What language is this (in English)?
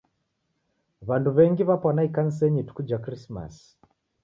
Taita